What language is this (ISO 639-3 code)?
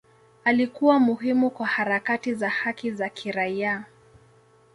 swa